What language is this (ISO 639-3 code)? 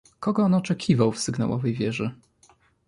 pol